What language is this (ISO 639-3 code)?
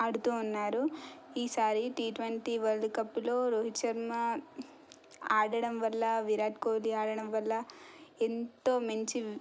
tel